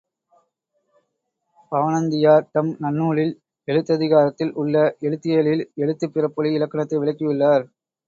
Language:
Tamil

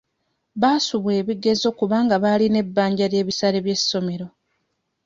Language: Ganda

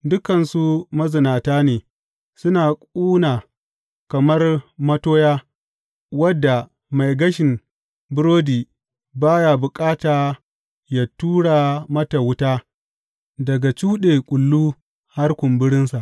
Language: Hausa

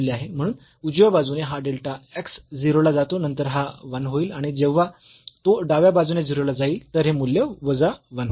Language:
Marathi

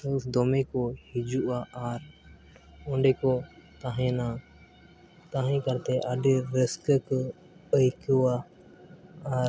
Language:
Santali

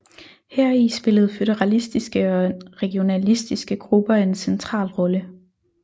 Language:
Danish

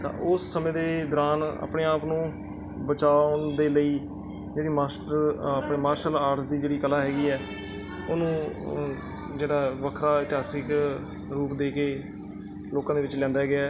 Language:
Punjabi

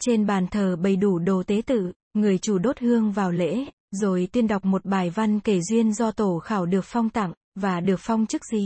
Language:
Vietnamese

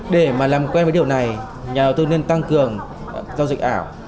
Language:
Vietnamese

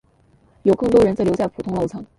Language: Chinese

